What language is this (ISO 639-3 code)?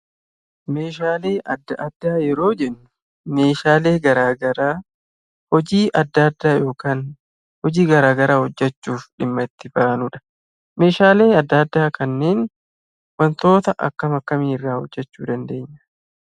orm